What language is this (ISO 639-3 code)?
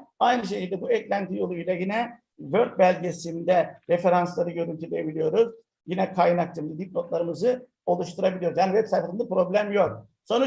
tur